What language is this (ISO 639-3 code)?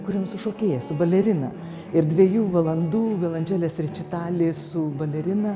lit